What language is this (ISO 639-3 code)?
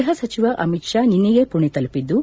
kan